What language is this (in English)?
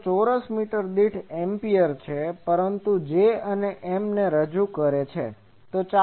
Gujarati